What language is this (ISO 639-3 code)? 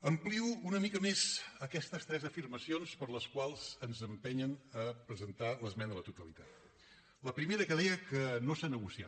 cat